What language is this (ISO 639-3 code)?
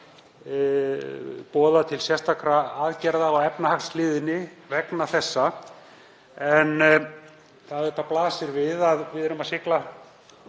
isl